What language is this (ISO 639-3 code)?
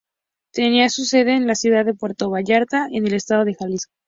spa